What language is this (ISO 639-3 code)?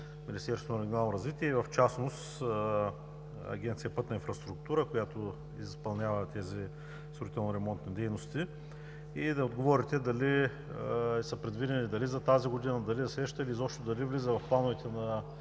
bul